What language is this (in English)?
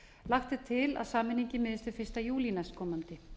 Icelandic